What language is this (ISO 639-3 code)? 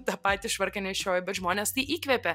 lit